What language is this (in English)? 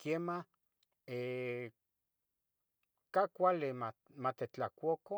Tetelcingo Nahuatl